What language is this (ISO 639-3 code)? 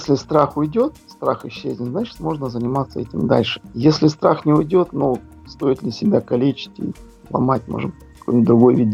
rus